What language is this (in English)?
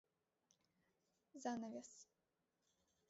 Mari